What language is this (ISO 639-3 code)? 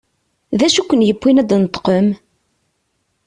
kab